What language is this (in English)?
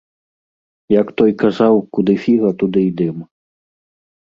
Belarusian